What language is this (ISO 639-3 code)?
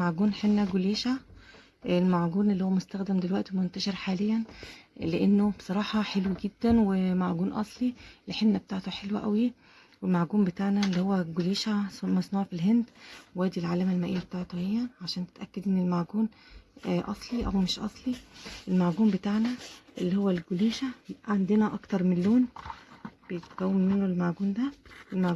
ara